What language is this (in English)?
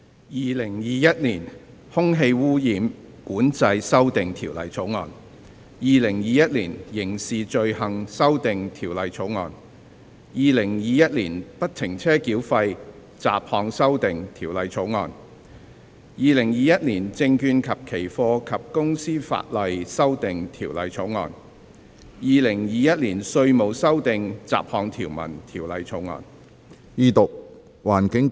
Cantonese